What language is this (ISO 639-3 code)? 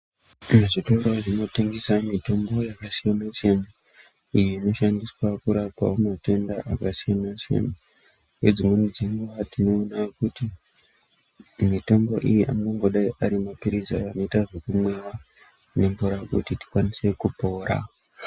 ndc